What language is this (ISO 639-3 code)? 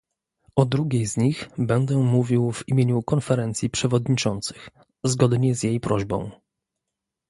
pol